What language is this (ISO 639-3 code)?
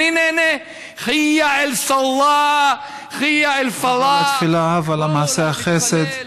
heb